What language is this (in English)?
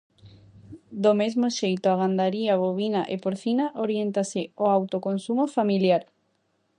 Galician